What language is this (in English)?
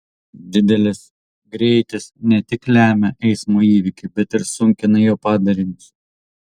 Lithuanian